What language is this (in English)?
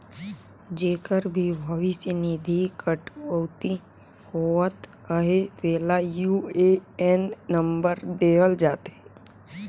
Chhattisgarhi